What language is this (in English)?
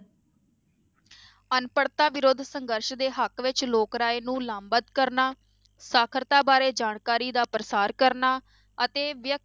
Punjabi